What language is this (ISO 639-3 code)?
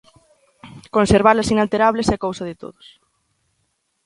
glg